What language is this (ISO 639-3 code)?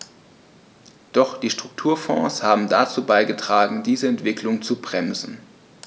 deu